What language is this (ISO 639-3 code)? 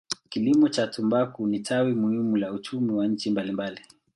swa